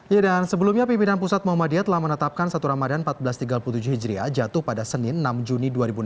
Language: Indonesian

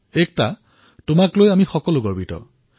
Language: Assamese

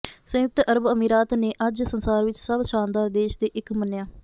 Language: Punjabi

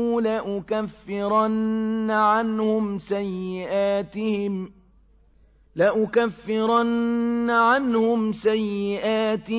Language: Arabic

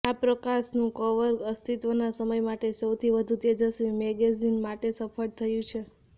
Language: Gujarati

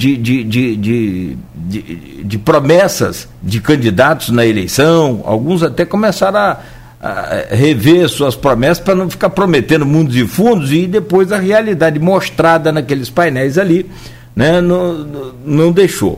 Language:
Portuguese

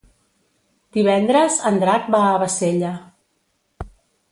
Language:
Catalan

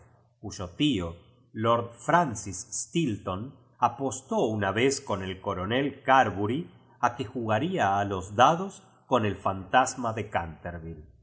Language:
Spanish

